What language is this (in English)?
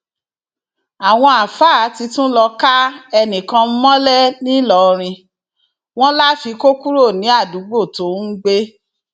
Yoruba